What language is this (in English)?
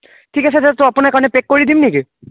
Assamese